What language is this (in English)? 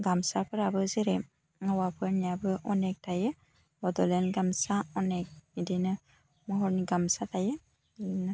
Bodo